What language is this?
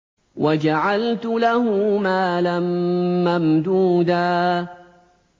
Arabic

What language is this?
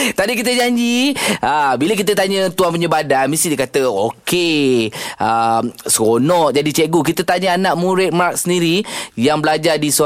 Malay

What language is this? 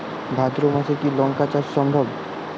Bangla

